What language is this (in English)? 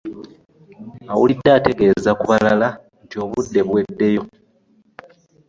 Ganda